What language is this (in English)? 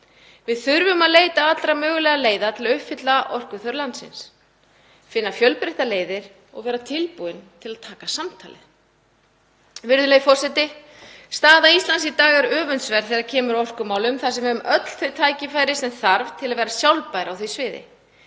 Icelandic